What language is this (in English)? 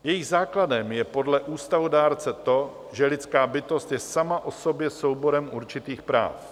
Czech